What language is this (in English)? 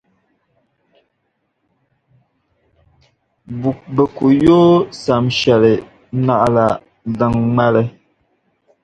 Dagbani